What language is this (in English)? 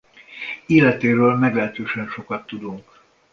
Hungarian